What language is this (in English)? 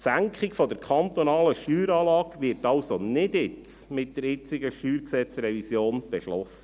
Swiss German